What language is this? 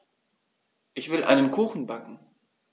German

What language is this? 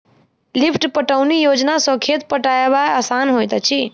Maithili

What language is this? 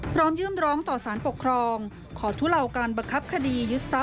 Thai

